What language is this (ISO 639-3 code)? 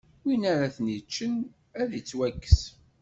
kab